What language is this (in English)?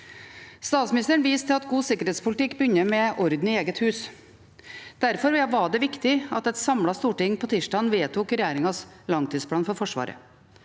Norwegian